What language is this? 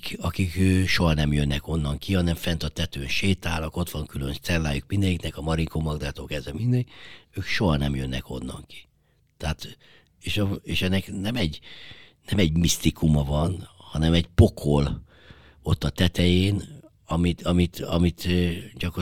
Hungarian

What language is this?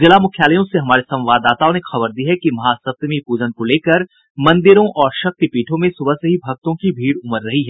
Hindi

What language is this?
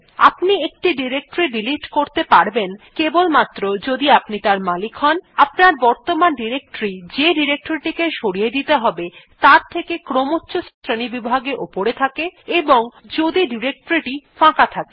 Bangla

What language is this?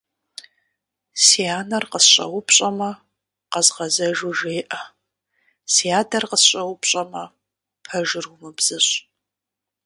Kabardian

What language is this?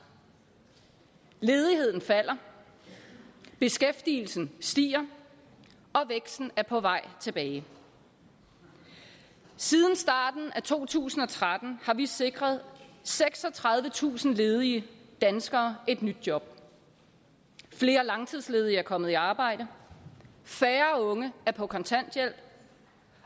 Danish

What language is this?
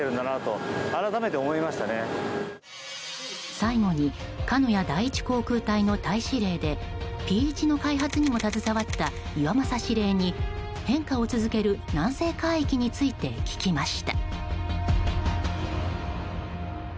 Japanese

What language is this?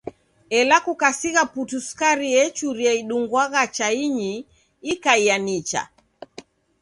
Taita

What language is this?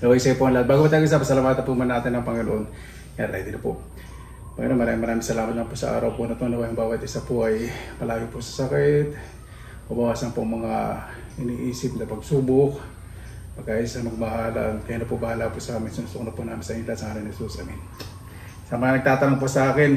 Filipino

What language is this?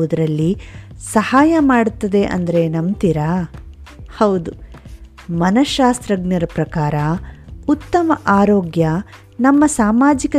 Kannada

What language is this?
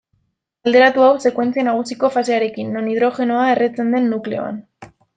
Basque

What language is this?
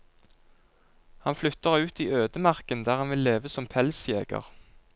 Norwegian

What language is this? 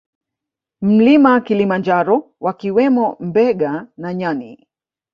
Swahili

